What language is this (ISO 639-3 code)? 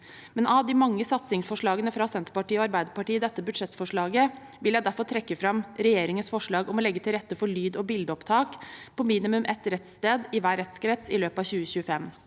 nor